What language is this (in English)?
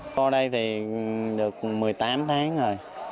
Vietnamese